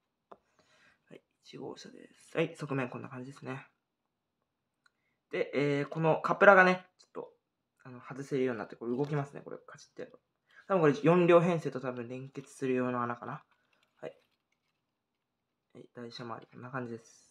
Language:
Japanese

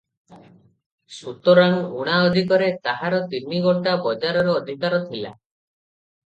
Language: Odia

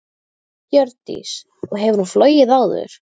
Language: Icelandic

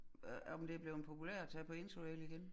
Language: Danish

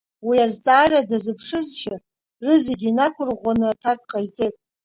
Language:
Abkhazian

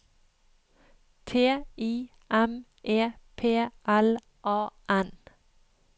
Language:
Norwegian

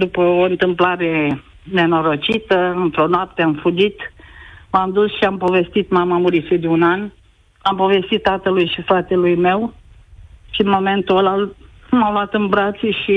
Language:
Romanian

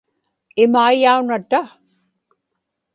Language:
Inupiaq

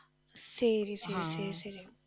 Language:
Tamil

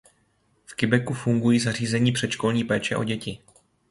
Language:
Czech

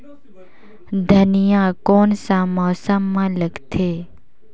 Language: Chhattisgarhi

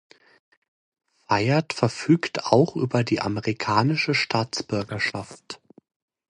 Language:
German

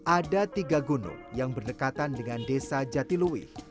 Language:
Indonesian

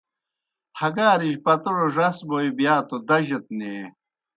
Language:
Kohistani Shina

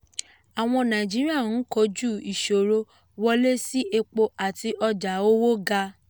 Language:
Yoruba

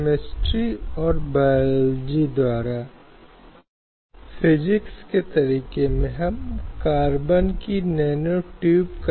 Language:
Hindi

